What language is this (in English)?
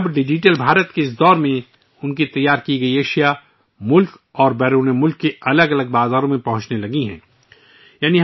Urdu